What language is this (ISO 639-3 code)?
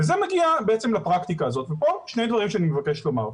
heb